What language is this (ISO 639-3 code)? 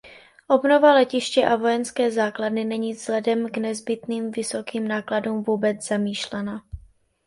ces